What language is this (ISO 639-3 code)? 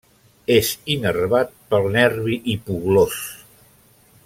cat